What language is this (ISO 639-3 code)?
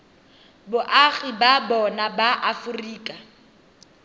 tsn